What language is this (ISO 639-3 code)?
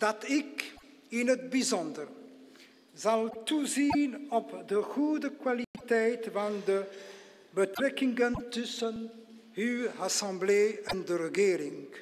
nld